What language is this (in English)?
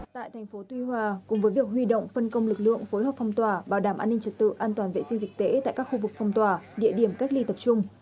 Vietnamese